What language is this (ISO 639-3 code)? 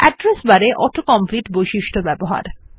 ben